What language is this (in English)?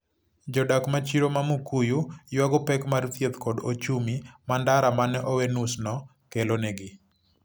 Luo (Kenya and Tanzania)